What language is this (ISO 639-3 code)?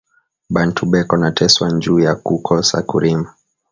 swa